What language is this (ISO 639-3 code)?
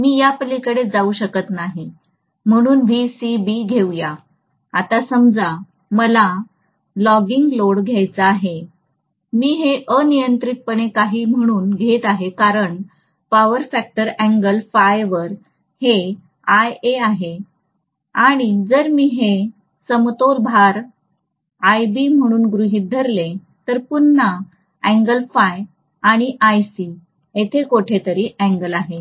mar